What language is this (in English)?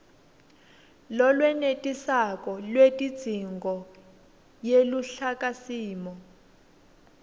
Swati